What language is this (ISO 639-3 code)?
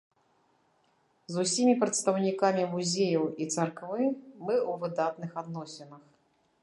bel